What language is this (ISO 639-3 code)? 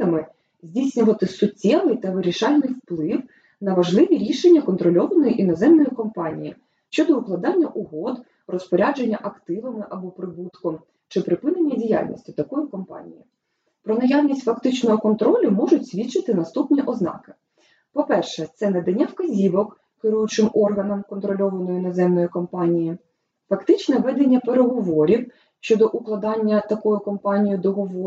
ukr